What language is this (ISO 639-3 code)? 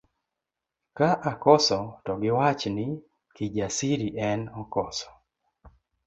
luo